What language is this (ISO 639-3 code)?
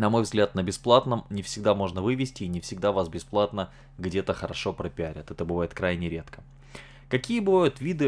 rus